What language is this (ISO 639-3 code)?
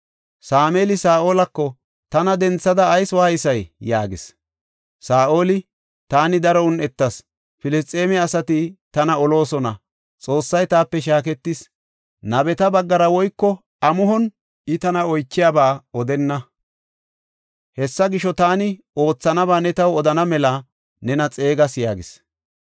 gof